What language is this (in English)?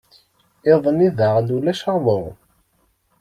Kabyle